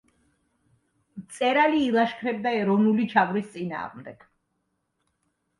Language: Georgian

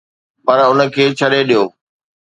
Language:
Sindhi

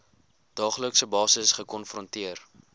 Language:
Afrikaans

